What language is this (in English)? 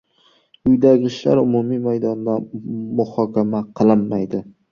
Uzbek